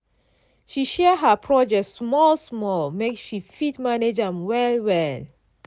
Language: Nigerian Pidgin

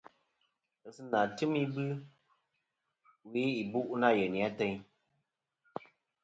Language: Kom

